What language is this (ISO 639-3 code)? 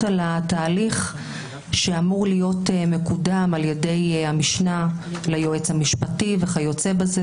heb